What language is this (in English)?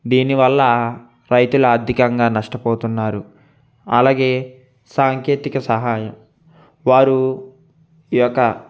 Telugu